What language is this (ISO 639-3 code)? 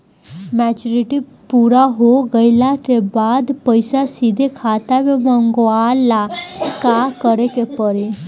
bho